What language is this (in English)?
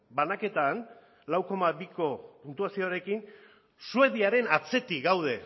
Basque